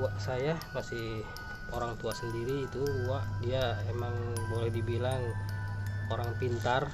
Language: Indonesian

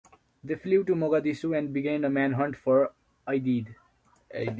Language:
English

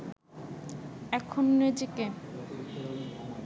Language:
Bangla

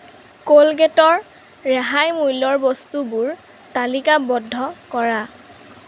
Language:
Assamese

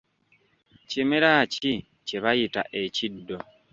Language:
Ganda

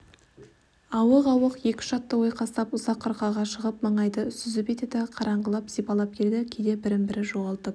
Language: Kazakh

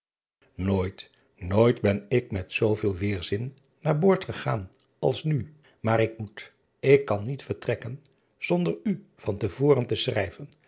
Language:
Dutch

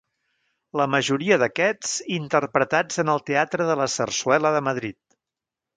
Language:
Catalan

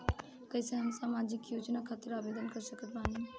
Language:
Bhojpuri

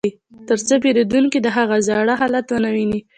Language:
Pashto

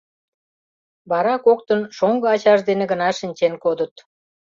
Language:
Mari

